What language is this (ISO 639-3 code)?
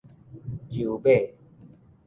nan